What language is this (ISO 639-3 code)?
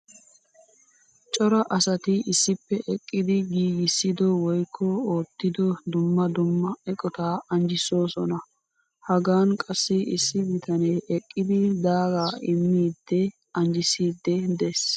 wal